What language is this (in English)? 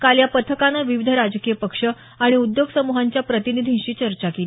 Marathi